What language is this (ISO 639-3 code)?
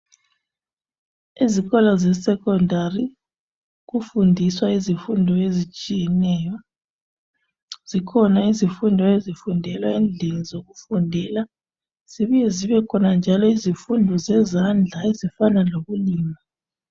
nde